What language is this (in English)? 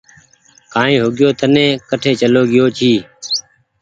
Goaria